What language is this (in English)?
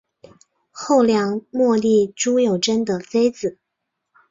Chinese